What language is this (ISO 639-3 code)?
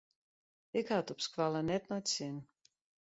fry